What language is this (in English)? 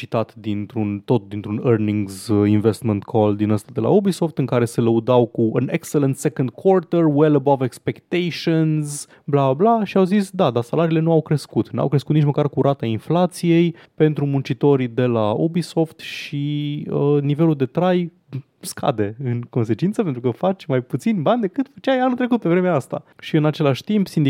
Romanian